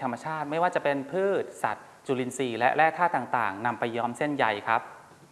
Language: Thai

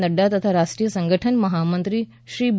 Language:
Gujarati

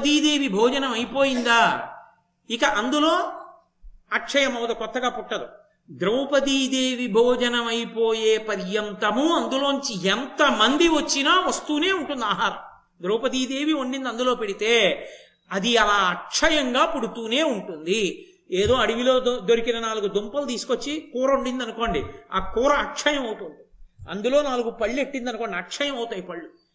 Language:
Telugu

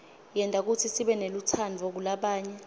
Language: Swati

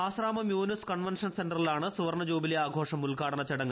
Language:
Malayalam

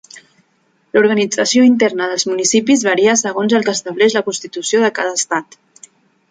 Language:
Catalan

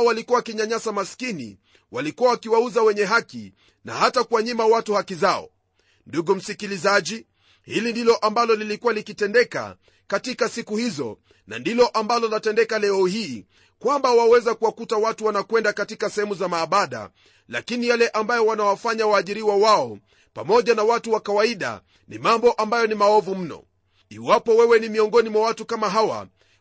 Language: Swahili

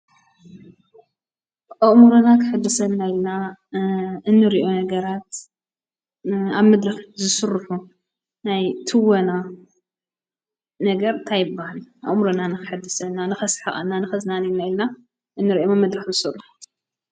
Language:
Tigrinya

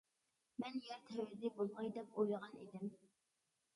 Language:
Uyghur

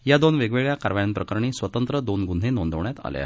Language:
Marathi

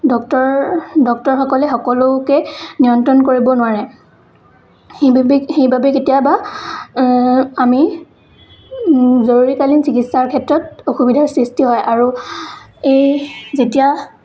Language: Assamese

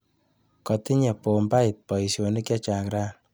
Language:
Kalenjin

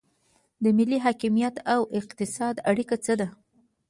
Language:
Pashto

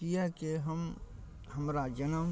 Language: Maithili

